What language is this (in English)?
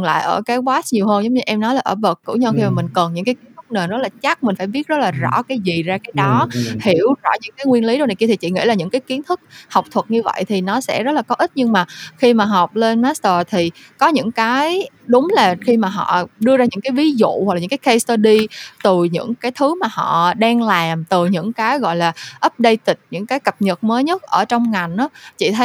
Vietnamese